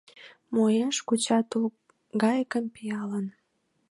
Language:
Mari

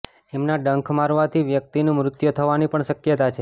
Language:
Gujarati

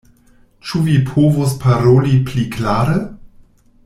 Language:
Esperanto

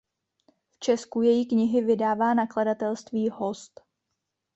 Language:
Czech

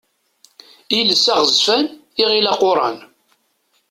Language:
Kabyle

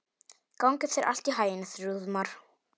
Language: Icelandic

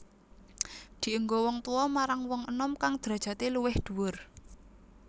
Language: Javanese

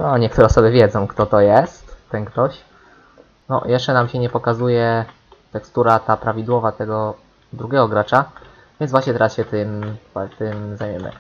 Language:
Polish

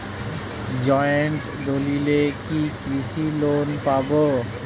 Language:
Bangla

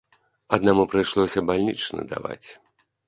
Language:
Belarusian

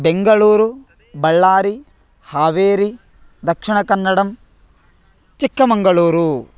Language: Sanskrit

